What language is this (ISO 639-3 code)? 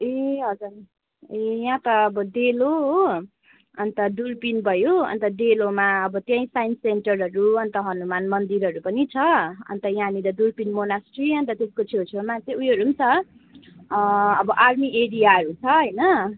nep